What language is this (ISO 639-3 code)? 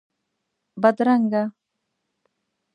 pus